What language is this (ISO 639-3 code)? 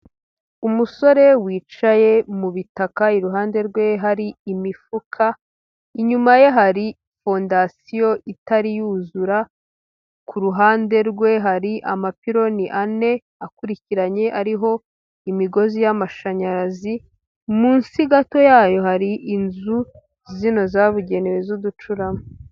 kin